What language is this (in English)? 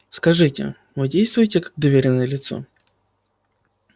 Russian